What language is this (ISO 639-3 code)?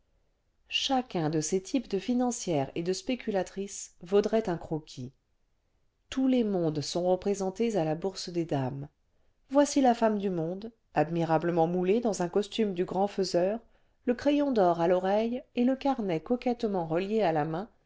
fra